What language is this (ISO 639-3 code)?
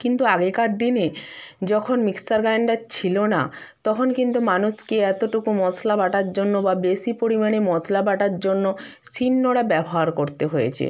ben